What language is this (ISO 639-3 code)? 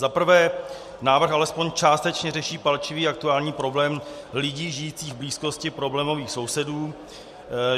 ces